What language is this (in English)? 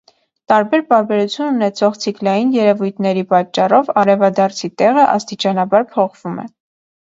Armenian